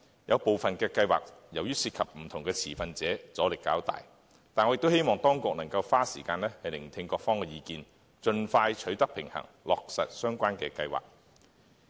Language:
Cantonese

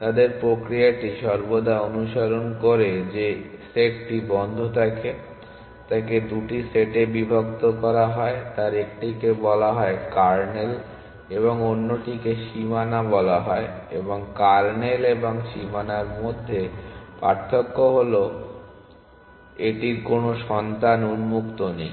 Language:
Bangla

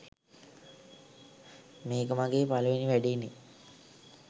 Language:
Sinhala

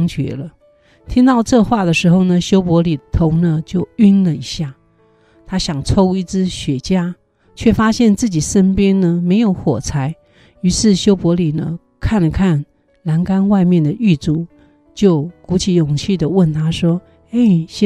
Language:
Chinese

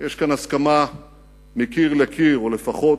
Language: Hebrew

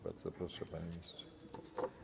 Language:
Polish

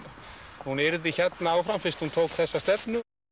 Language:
Icelandic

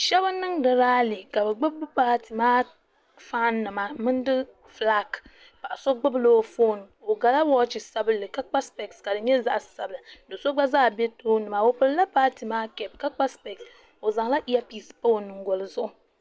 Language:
Dagbani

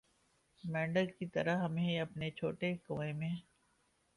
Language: Urdu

